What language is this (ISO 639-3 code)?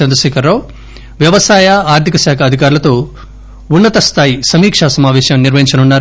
tel